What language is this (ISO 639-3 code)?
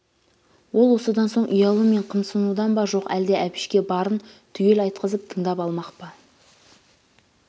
kaz